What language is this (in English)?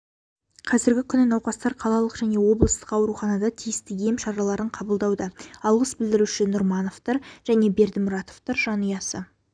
Kazakh